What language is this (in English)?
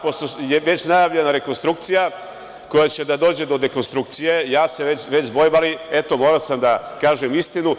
Serbian